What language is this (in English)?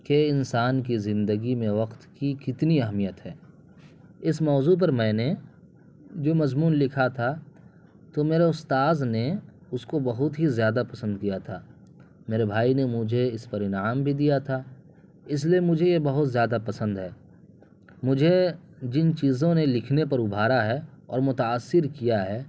Urdu